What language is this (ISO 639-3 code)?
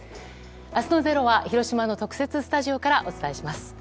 jpn